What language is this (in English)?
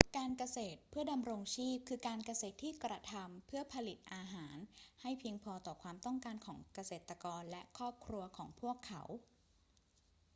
Thai